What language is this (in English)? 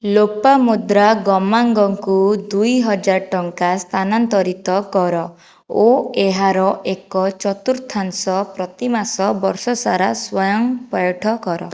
Odia